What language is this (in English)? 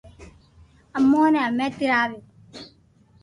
Loarki